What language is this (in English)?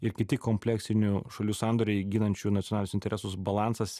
Lithuanian